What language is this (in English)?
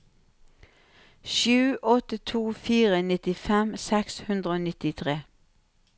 Norwegian